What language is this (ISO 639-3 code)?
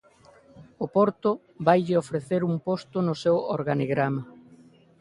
glg